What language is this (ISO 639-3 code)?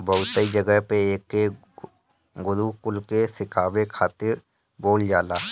bho